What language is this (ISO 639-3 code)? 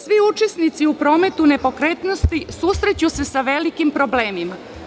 srp